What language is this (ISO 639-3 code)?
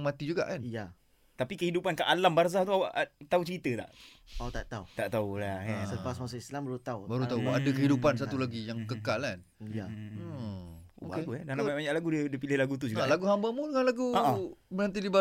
msa